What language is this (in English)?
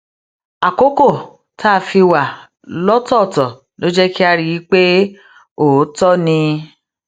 Yoruba